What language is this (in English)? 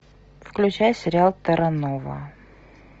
Russian